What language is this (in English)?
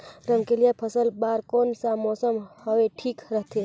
Chhattisgarhi